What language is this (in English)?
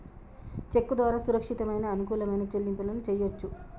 Telugu